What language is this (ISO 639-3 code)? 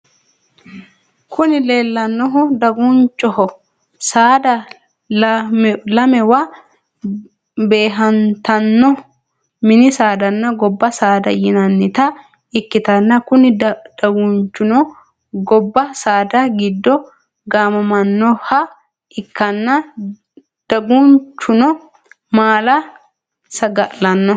sid